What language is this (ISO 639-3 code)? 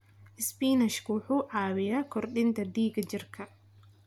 som